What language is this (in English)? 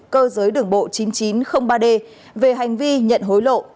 Vietnamese